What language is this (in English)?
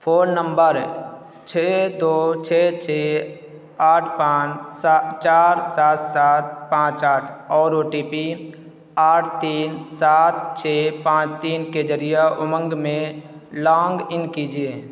Urdu